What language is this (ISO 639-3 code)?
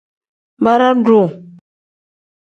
kdh